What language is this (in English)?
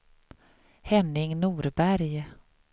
Swedish